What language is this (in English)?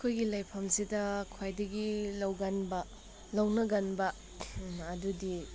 Manipuri